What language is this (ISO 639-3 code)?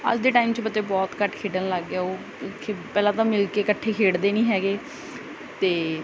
pan